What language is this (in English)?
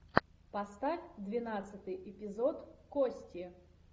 Russian